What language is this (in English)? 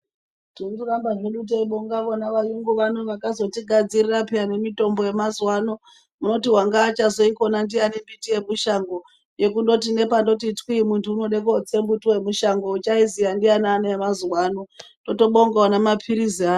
Ndau